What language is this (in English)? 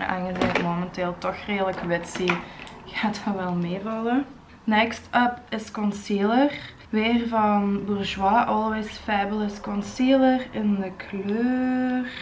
Dutch